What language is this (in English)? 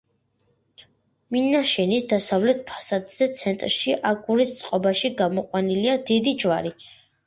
Georgian